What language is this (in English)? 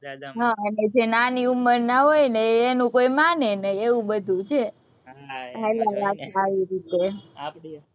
Gujarati